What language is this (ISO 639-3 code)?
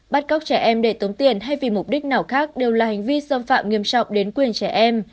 vie